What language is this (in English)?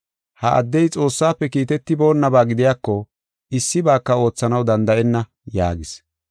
Gofa